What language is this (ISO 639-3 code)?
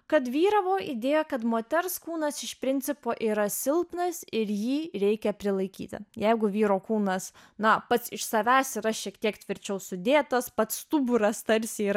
lit